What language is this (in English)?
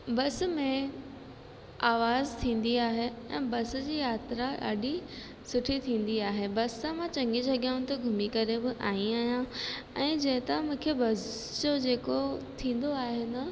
Sindhi